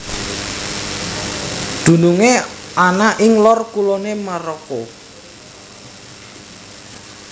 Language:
Javanese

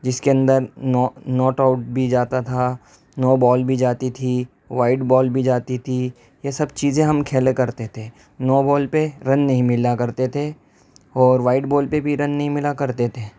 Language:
Urdu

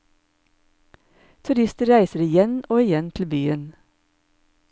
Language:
Norwegian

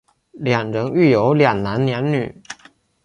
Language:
Chinese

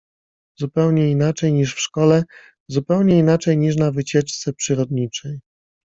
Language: Polish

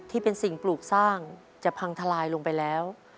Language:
Thai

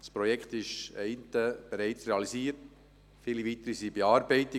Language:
Swiss German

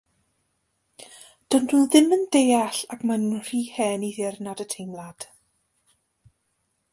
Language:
Welsh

